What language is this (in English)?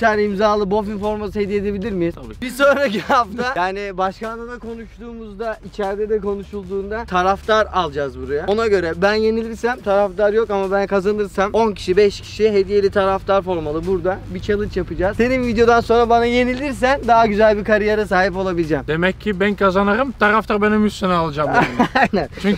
Turkish